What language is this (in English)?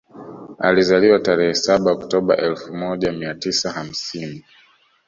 Swahili